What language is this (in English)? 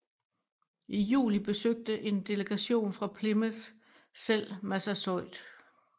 Danish